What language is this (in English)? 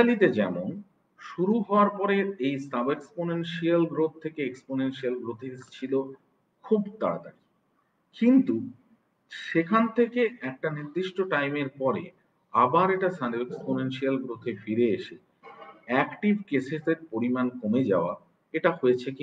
Romanian